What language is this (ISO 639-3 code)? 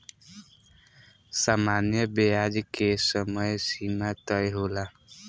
bho